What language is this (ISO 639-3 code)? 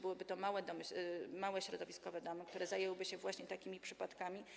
pol